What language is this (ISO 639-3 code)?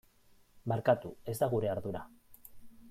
eus